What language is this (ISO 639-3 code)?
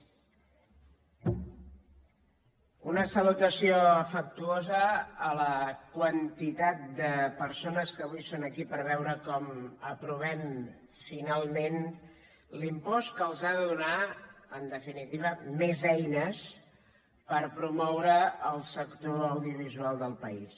cat